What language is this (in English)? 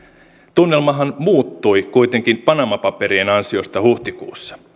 Finnish